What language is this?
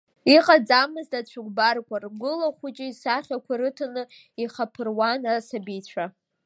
Abkhazian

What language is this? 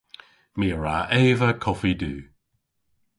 Cornish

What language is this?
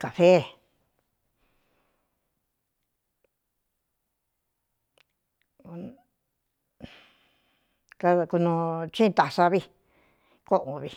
Cuyamecalco Mixtec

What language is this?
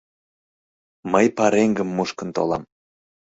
Mari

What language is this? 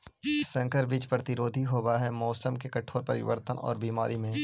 Magahi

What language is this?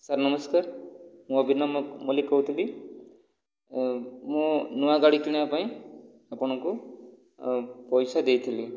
Odia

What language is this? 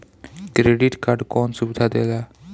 Bhojpuri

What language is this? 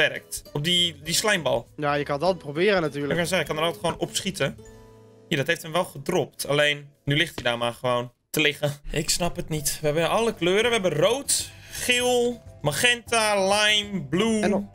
Dutch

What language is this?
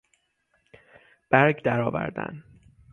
Persian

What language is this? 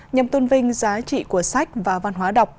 Vietnamese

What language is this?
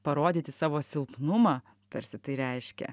Lithuanian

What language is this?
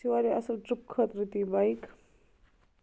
Kashmiri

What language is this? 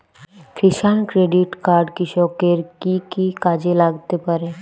Bangla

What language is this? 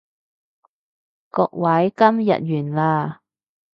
Cantonese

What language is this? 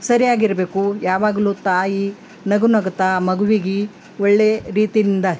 Kannada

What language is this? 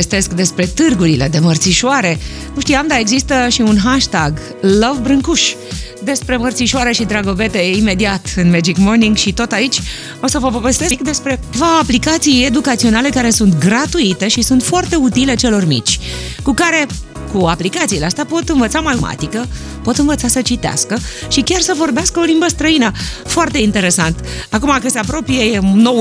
Romanian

